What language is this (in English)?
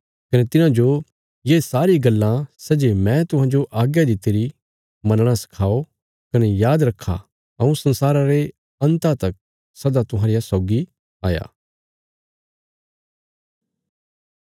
Bilaspuri